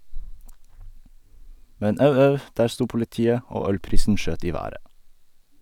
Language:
Norwegian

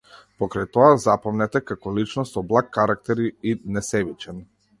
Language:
Macedonian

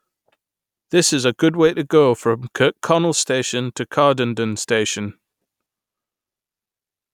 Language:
English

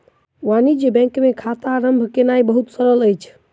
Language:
Maithili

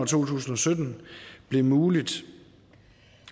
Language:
Danish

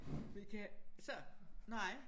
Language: Danish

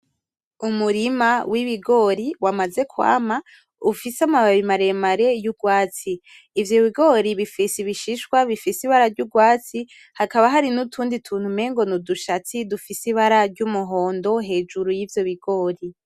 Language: Rundi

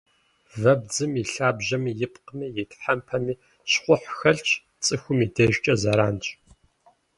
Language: Kabardian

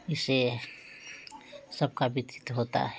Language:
Hindi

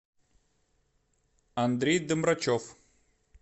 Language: Russian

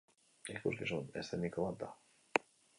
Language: Basque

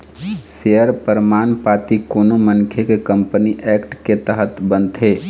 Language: Chhattisgarhi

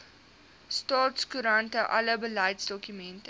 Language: Afrikaans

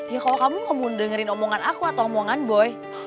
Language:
Indonesian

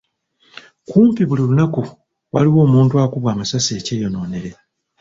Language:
Ganda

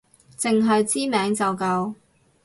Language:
Cantonese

